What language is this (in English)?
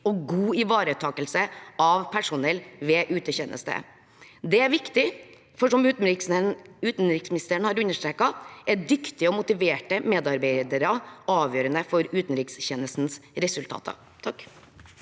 Norwegian